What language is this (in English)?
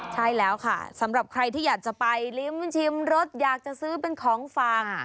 Thai